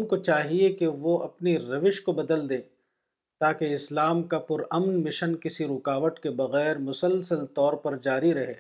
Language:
Urdu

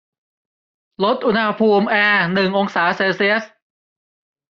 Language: Thai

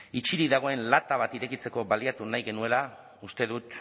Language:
Basque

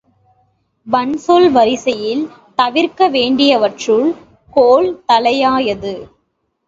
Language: Tamil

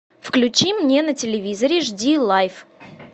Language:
Russian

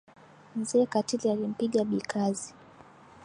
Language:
Swahili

